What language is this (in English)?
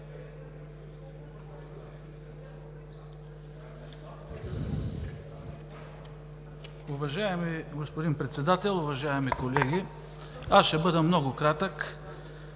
Bulgarian